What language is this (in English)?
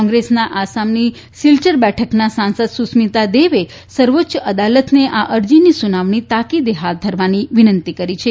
Gujarati